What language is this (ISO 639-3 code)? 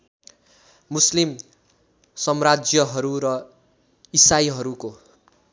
nep